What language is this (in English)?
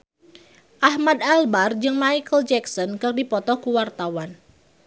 Sundanese